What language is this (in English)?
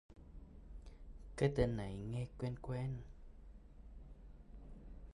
Vietnamese